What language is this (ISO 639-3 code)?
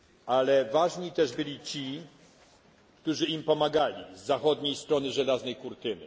pol